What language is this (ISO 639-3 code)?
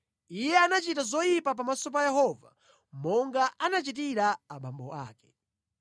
nya